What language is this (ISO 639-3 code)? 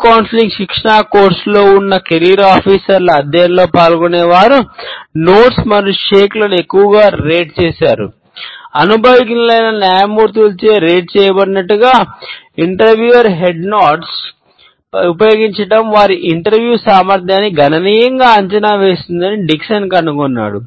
tel